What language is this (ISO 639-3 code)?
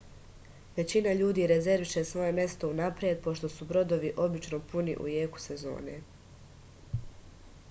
srp